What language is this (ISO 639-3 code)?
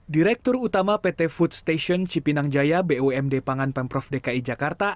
ind